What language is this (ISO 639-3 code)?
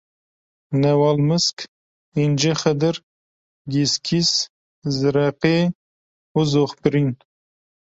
kur